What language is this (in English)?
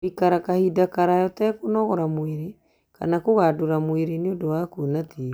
Kikuyu